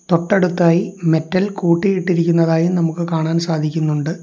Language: Malayalam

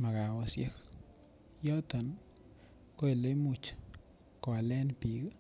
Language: Kalenjin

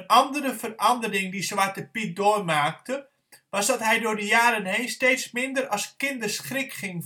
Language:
Dutch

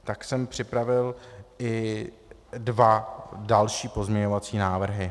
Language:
Czech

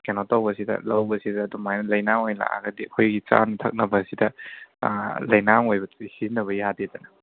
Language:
Manipuri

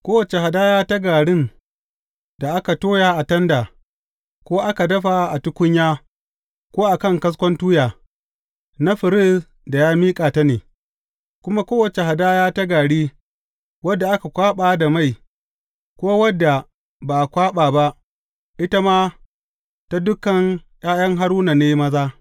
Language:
Hausa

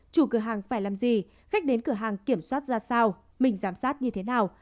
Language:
Vietnamese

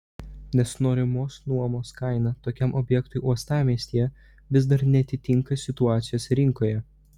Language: Lithuanian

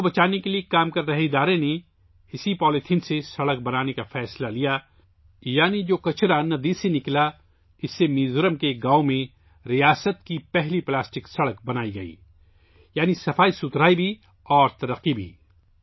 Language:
Urdu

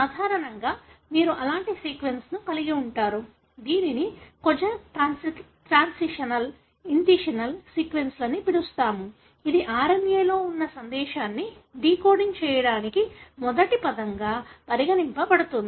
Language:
Telugu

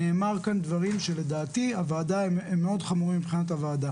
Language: Hebrew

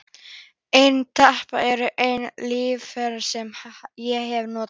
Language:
Icelandic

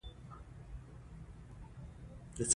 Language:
Pashto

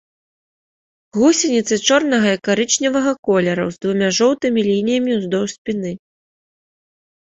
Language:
Belarusian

